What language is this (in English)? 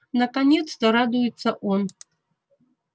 Russian